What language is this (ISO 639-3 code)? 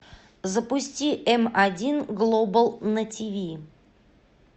rus